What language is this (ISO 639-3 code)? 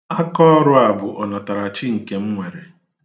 ibo